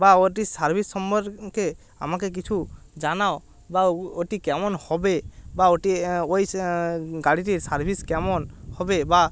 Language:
Bangla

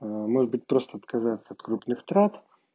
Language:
Russian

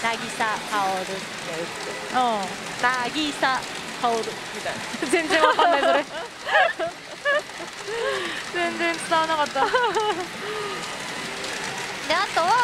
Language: Japanese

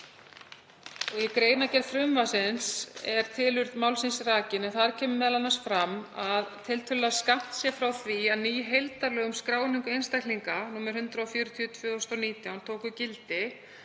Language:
Icelandic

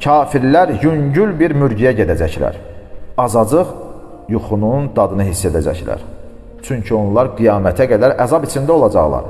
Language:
Turkish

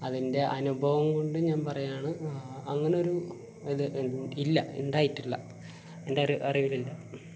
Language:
Malayalam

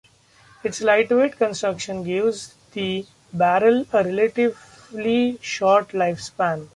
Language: English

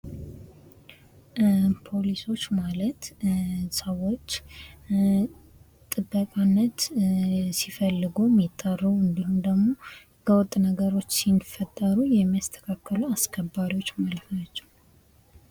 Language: Amharic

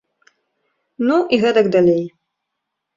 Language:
Belarusian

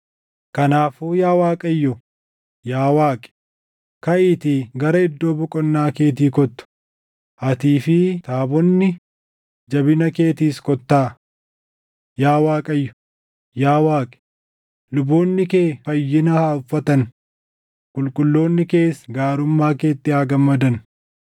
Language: Oromo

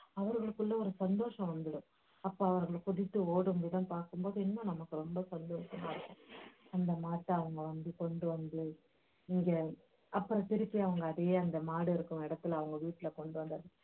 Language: Tamil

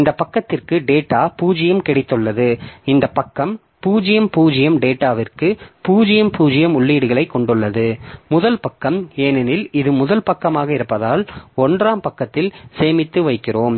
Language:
Tamil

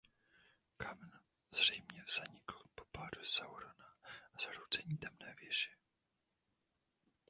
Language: Czech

